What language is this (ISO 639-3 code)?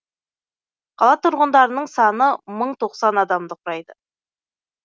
kaz